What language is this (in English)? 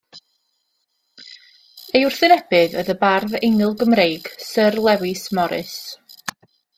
Welsh